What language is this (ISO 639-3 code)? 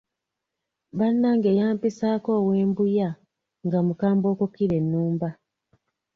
lug